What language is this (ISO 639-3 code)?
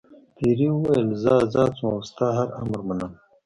pus